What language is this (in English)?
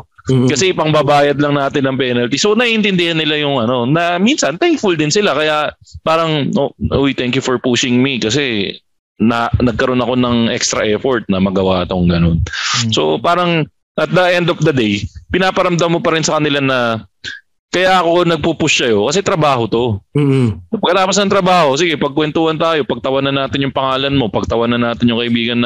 Filipino